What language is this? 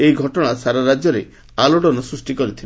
Odia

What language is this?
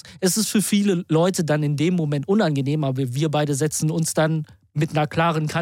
German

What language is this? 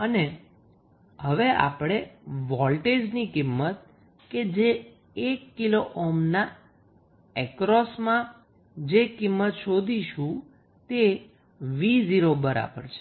Gujarati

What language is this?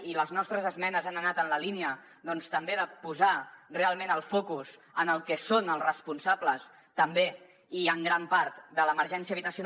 Catalan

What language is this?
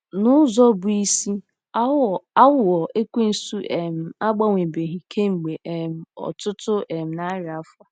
Igbo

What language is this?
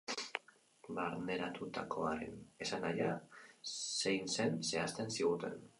Basque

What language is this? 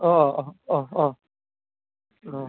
Bodo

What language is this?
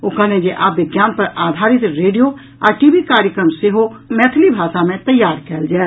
Maithili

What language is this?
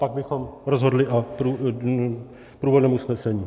Czech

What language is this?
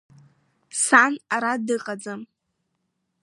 Abkhazian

